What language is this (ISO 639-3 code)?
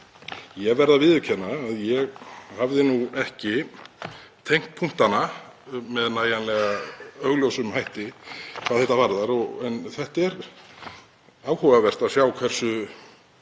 isl